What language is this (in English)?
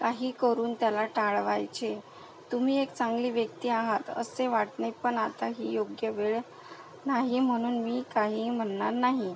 Marathi